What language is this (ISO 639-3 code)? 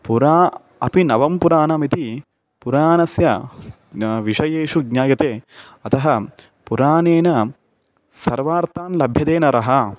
san